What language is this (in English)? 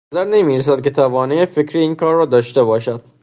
Persian